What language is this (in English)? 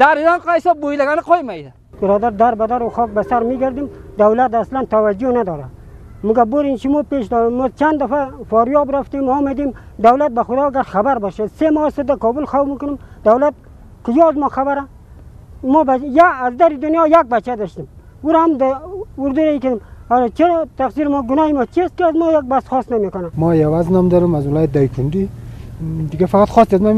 Persian